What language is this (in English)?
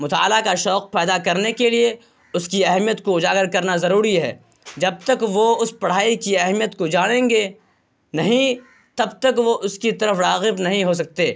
Urdu